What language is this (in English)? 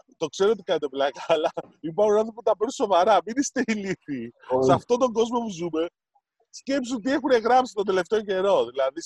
Greek